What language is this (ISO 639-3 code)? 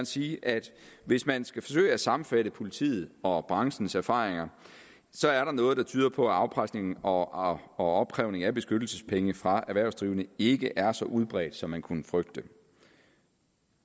dan